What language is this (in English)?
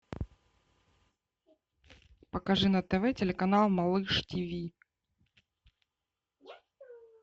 Russian